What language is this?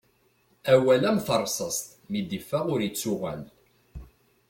Kabyle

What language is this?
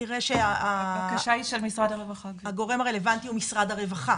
Hebrew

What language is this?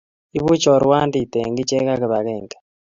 Kalenjin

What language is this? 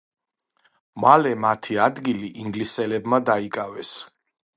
Georgian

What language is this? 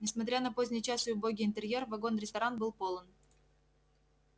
Russian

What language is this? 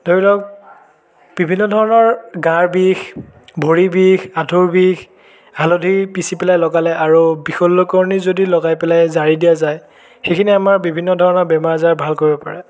Assamese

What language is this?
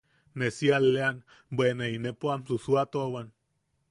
Yaqui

